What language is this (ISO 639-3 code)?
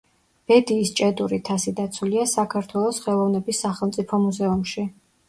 kat